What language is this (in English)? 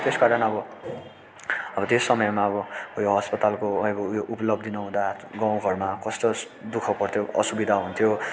Nepali